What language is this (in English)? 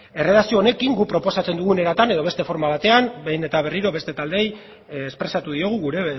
Basque